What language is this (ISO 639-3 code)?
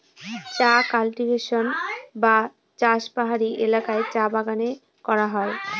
ben